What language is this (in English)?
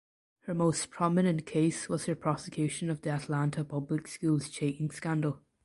English